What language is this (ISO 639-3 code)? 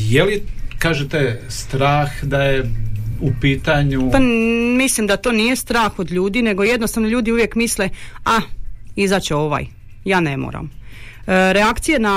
hrv